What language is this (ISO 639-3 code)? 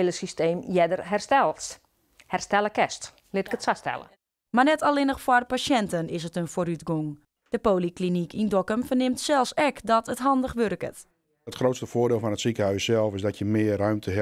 nld